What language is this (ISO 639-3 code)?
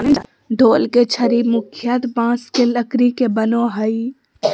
mag